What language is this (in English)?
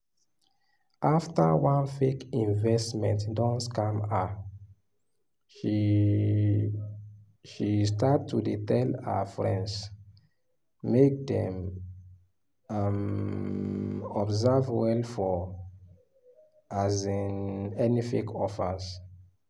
Nigerian Pidgin